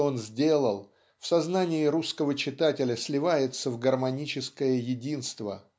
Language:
Russian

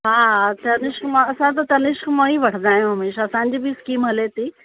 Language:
Sindhi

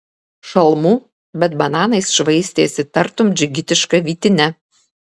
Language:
Lithuanian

